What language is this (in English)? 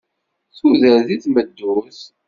Kabyle